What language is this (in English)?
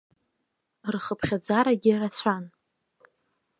Abkhazian